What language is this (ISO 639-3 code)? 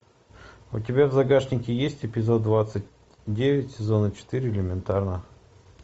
rus